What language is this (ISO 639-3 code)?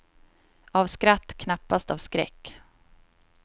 swe